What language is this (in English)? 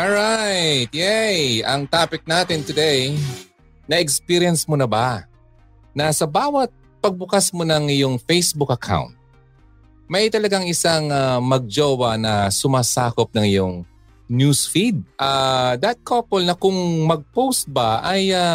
Filipino